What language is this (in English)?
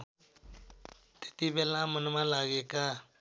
Nepali